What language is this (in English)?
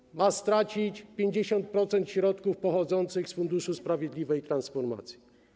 Polish